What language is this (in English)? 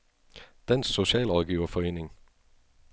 Danish